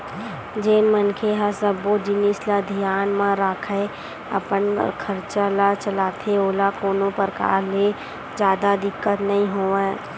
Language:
Chhattisgarhi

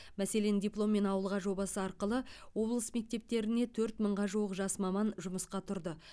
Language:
Kazakh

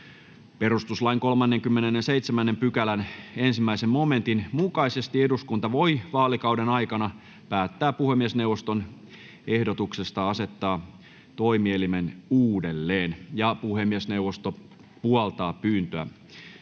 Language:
Finnish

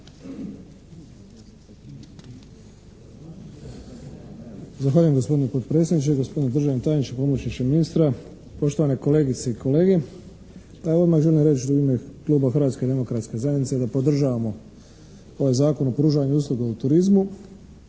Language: Croatian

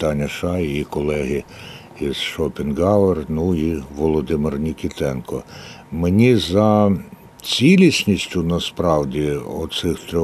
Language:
Ukrainian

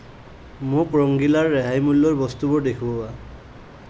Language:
Assamese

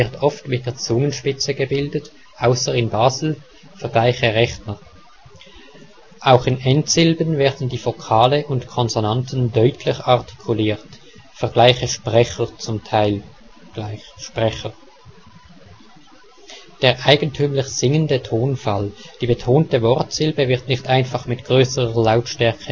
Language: German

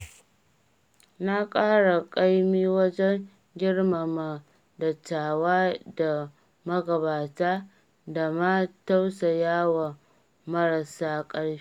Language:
Hausa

